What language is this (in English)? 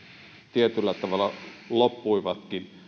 Finnish